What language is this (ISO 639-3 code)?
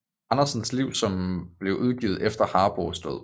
dan